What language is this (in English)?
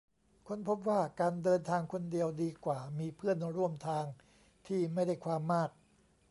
Thai